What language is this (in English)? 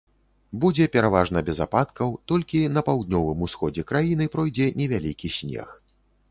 Belarusian